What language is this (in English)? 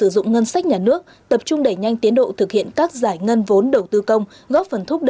Vietnamese